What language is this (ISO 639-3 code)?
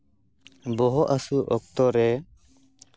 sat